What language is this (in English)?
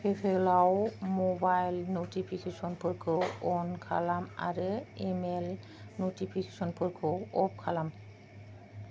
Bodo